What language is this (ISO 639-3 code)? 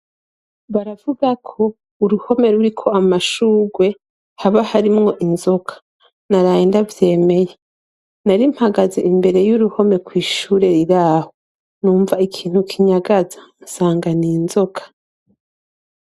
run